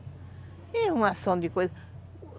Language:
Portuguese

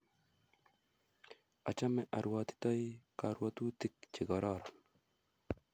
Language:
Kalenjin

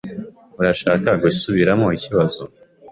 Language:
Kinyarwanda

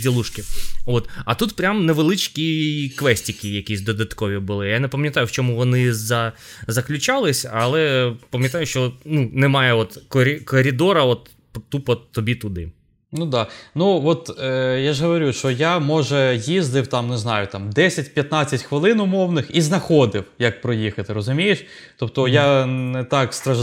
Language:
Ukrainian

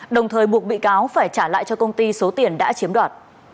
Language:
Vietnamese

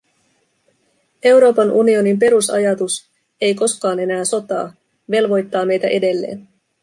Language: Finnish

